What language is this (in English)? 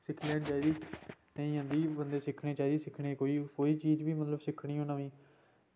Dogri